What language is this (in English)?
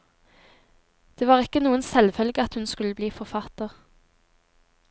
Norwegian